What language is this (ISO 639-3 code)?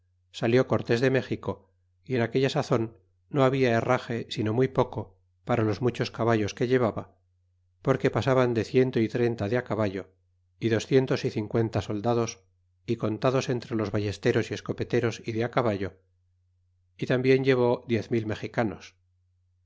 spa